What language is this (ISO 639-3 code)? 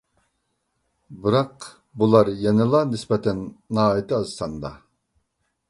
uig